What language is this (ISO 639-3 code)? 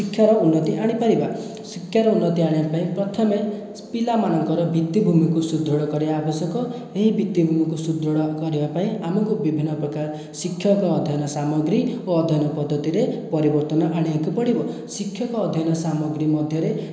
ori